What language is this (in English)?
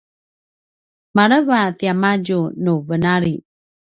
Paiwan